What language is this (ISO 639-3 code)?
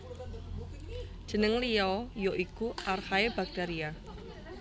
jav